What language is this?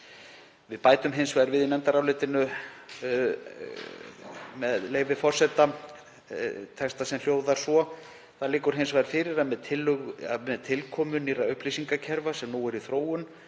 Icelandic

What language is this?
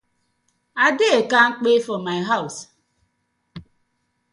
Nigerian Pidgin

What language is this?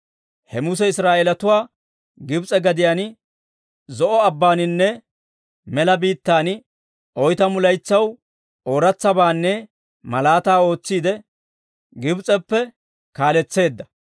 Dawro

